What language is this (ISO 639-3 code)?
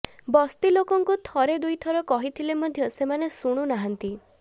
ori